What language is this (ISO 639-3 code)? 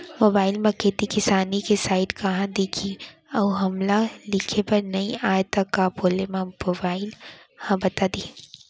hne